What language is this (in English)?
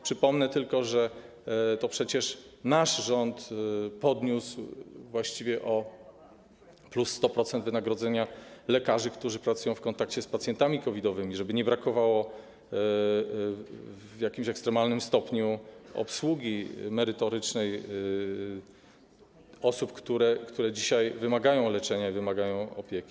Polish